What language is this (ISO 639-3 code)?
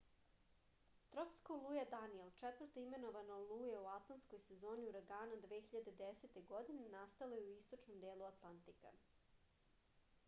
srp